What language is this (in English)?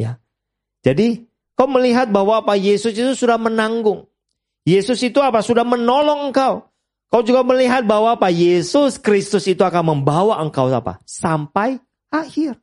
Indonesian